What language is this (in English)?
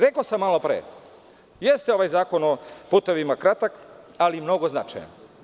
Serbian